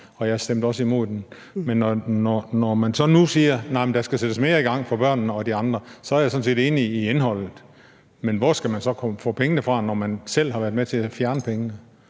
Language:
Danish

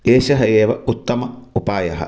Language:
Sanskrit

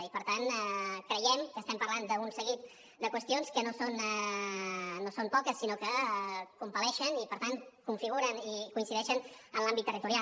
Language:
Catalan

